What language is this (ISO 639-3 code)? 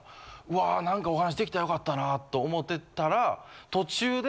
jpn